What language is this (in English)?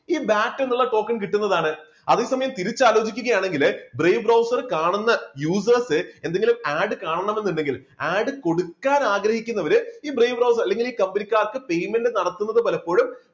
Malayalam